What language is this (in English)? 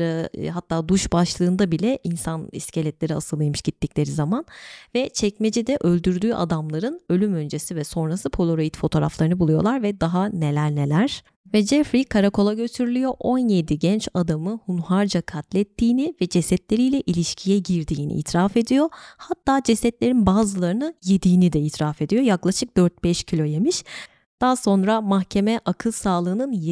Turkish